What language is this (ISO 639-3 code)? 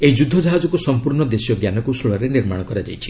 ori